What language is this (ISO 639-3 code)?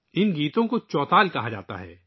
urd